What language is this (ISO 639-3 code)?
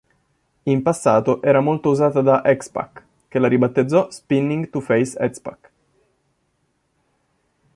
ita